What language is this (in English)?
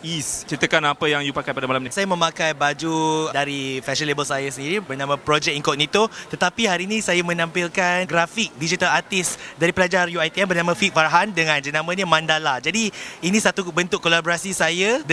Malay